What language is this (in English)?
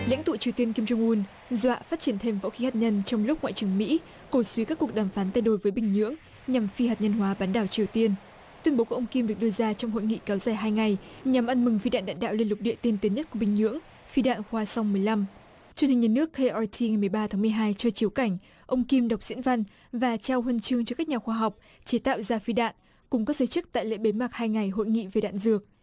Vietnamese